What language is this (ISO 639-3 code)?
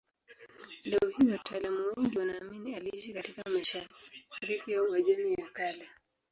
swa